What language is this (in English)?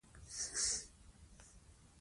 Pashto